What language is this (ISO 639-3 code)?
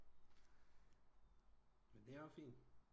dan